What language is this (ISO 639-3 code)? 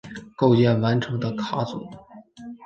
zho